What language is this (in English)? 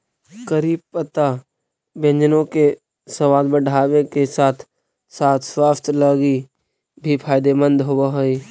Magahi